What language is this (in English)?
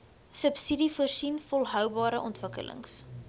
Afrikaans